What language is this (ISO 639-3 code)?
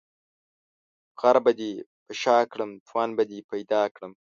pus